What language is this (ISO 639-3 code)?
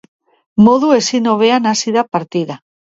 eus